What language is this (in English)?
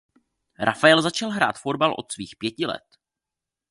Czech